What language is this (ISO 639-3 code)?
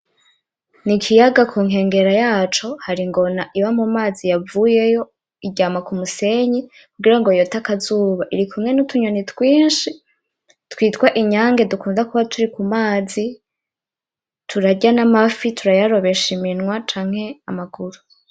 run